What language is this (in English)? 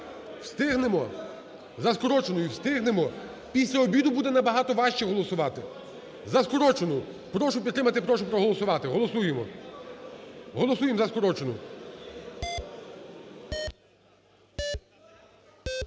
Ukrainian